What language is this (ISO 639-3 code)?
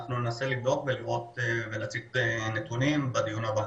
heb